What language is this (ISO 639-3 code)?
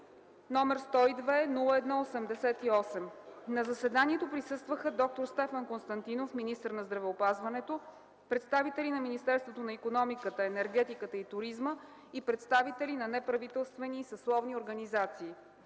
bul